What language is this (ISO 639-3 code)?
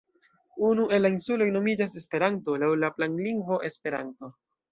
epo